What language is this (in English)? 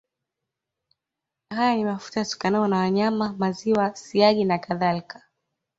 Swahili